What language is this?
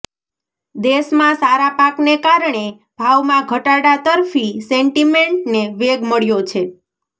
Gujarati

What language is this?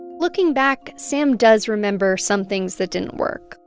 English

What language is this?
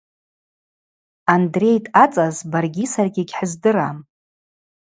Abaza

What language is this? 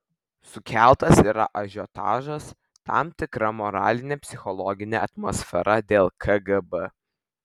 Lithuanian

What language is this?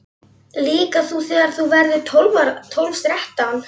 Icelandic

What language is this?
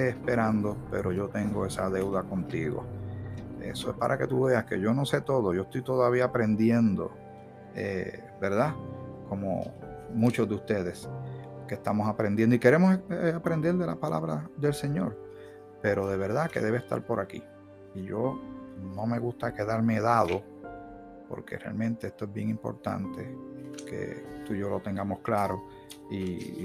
Spanish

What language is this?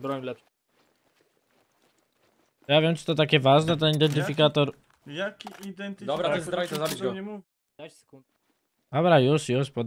Polish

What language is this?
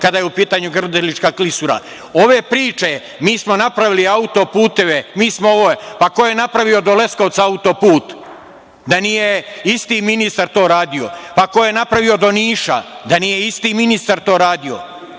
Serbian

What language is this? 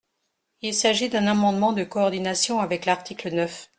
French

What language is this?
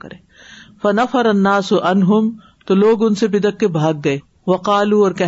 Urdu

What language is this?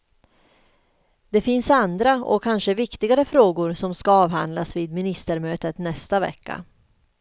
Swedish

